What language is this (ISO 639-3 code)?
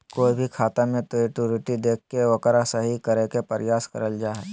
mag